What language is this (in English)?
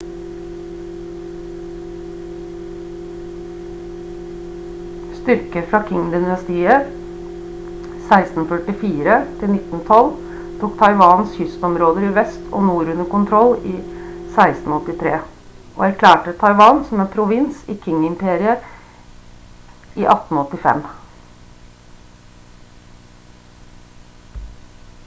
Norwegian Bokmål